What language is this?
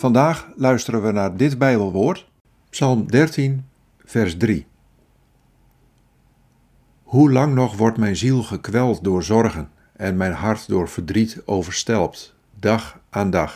Dutch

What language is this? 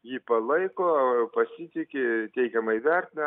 Lithuanian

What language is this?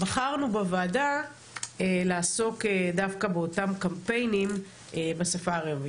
Hebrew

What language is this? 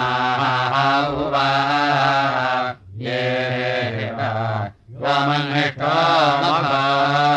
Thai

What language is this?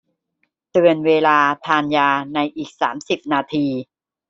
Thai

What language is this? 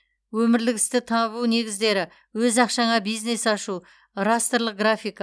Kazakh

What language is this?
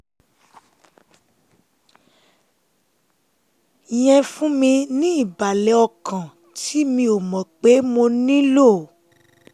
Yoruba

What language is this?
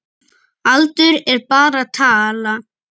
Icelandic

